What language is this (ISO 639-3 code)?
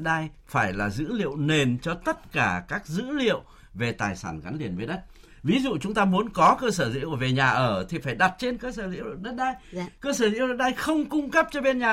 vie